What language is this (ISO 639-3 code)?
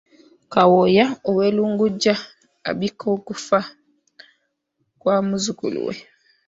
lug